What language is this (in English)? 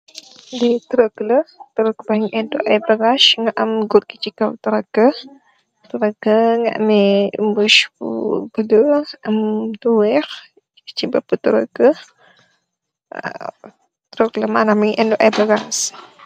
Wolof